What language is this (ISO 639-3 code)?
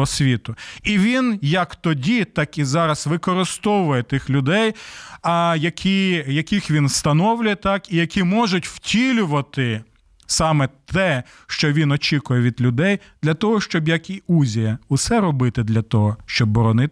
ukr